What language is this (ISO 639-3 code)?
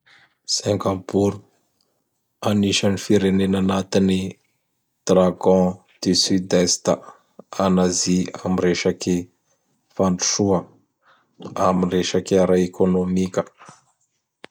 bhr